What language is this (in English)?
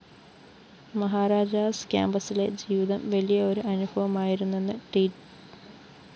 Malayalam